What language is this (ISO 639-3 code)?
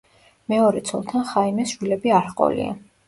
kat